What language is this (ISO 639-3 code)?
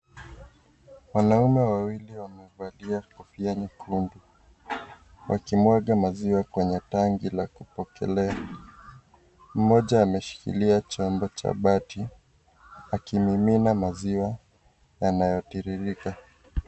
swa